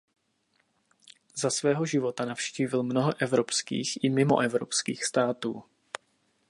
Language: Czech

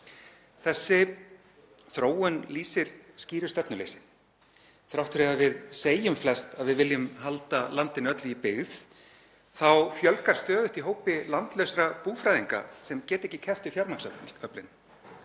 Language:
Icelandic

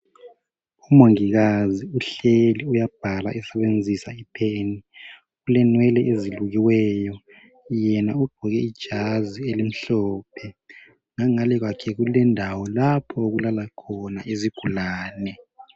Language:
North Ndebele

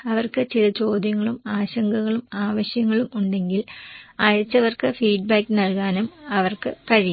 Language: Malayalam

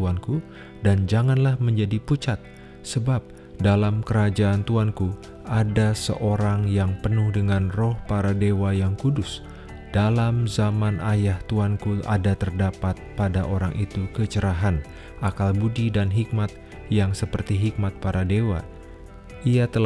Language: Indonesian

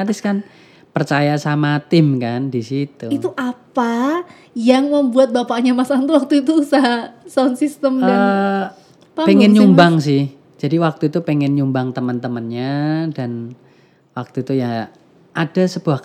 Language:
Indonesian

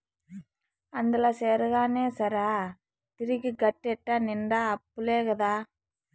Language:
Telugu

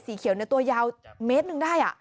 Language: Thai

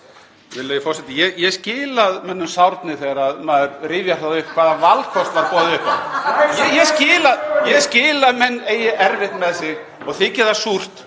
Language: Icelandic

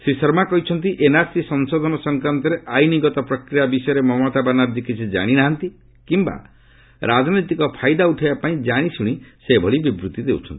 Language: Odia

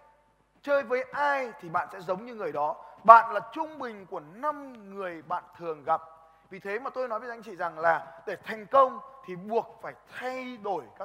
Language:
Vietnamese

